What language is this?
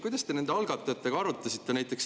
Estonian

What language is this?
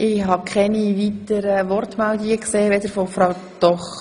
Swiss German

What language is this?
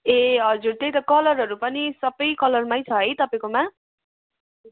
Nepali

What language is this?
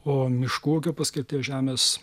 Lithuanian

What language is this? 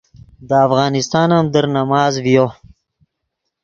Yidgha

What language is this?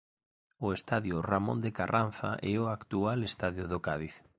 Galician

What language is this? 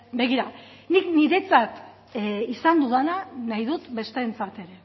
Basque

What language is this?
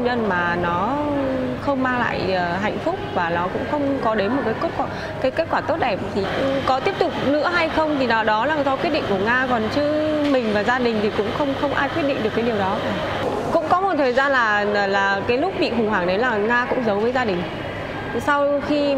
Vietnamese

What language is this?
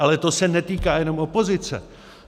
Czech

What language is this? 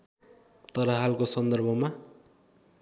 Nepali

